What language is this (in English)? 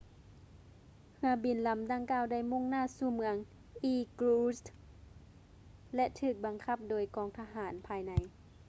Lao